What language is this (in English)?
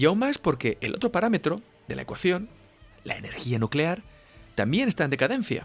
Spanish